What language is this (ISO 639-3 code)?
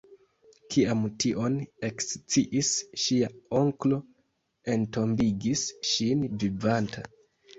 epo